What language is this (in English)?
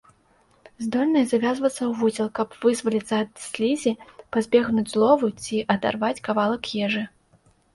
Belarusian